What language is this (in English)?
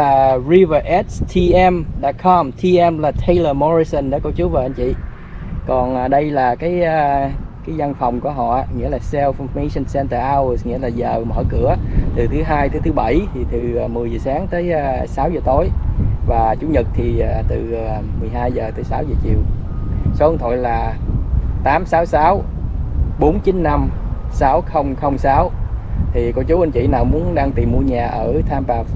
Vietnamese